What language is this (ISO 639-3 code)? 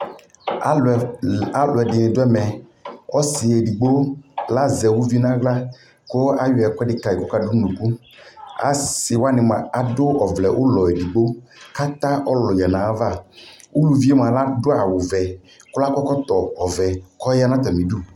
kpo